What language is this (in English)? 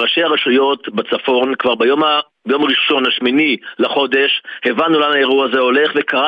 Hebrew